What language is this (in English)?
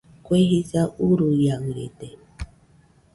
Nüpode Huitoto